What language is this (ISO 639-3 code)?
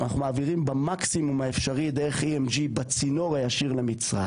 heb